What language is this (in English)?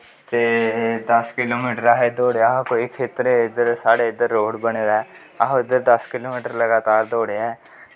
Dogri